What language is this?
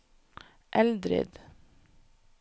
Norwegian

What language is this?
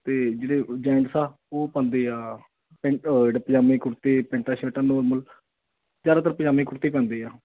Punjabi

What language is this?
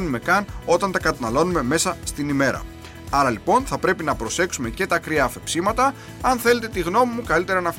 Greek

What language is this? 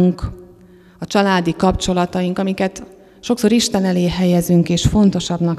Hungarian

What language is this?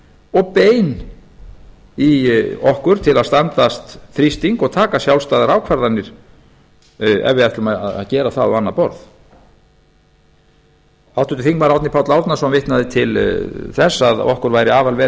Icelandic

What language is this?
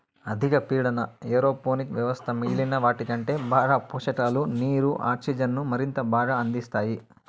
Telugu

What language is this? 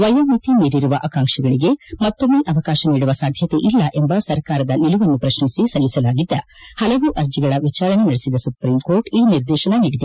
Kannada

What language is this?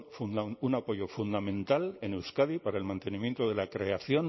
Spanish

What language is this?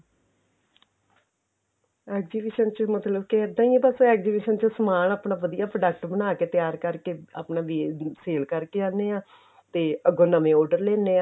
Punjabi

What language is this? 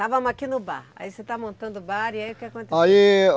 Portuguese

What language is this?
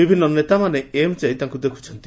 Odia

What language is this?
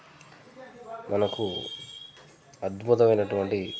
Telugu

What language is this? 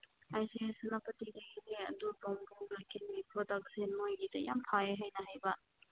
Manipuri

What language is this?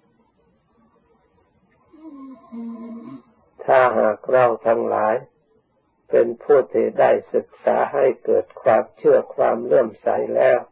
Thai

